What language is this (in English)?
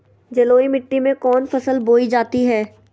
Magahi